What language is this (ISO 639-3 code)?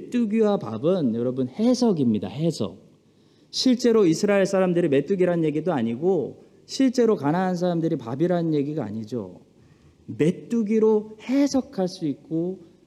kor